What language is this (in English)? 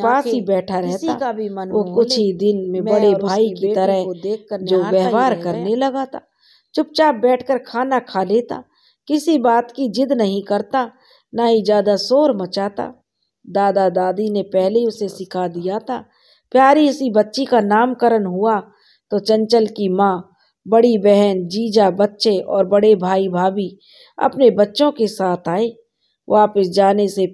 Hindi